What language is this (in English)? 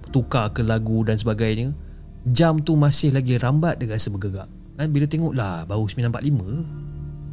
Malay